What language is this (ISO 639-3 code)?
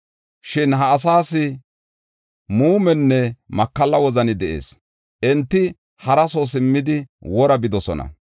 gof